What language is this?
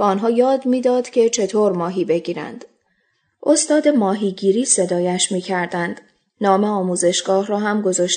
Persian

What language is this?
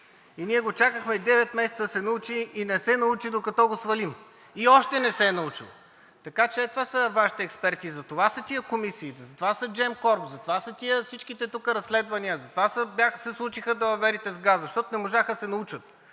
Bulgarian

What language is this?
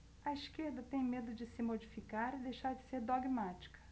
Portuguese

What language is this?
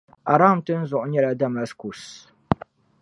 Dagbani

